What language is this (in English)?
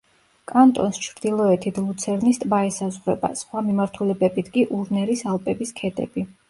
Georgian